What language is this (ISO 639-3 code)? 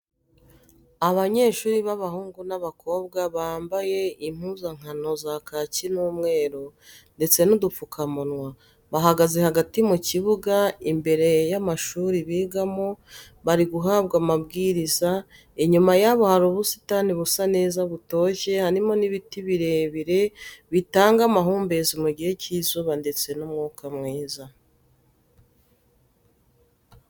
kin